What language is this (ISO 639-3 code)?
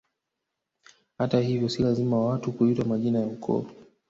swa